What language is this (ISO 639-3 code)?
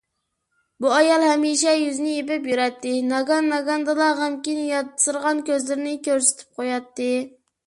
uig